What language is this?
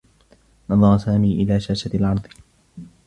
Arabic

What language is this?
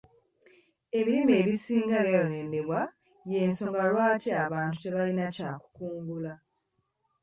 Ganda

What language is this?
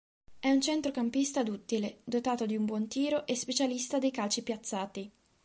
Italian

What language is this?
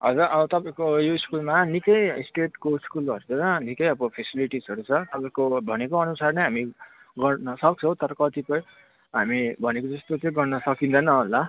Nepali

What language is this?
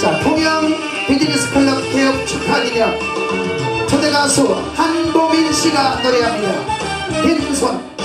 Korean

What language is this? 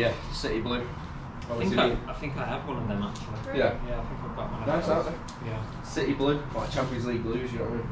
English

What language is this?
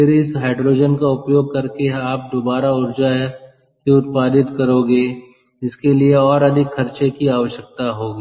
Hindi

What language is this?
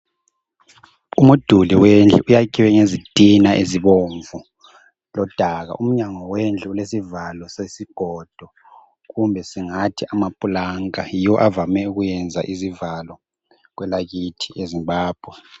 North Ndebele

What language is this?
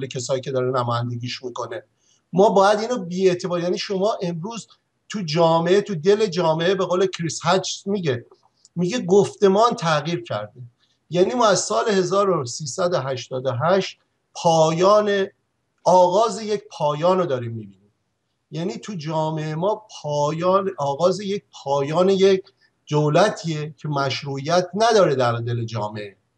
Persian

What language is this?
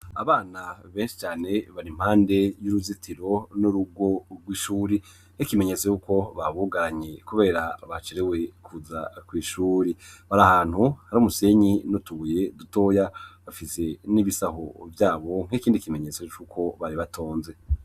Rundi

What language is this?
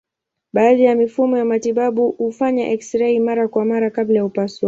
Swahili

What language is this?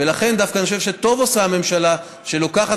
Hebrew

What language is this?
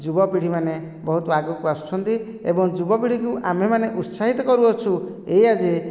Odia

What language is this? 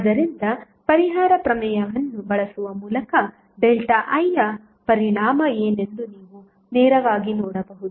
Kannada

